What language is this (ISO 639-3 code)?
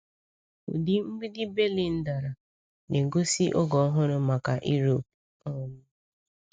ibo